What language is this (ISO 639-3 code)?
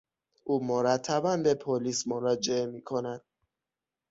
fas